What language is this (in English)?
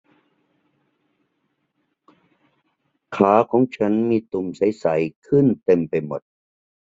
Thai